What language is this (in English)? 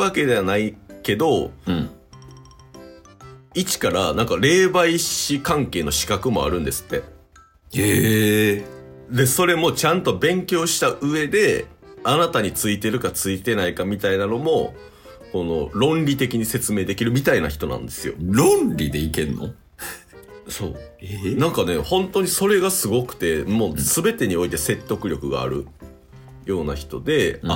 Japanese